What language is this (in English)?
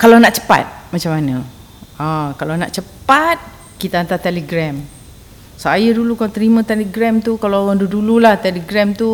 Malay